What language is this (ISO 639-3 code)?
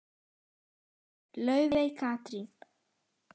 isl